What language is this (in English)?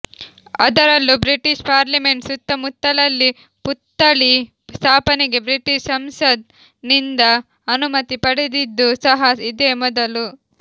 Kannada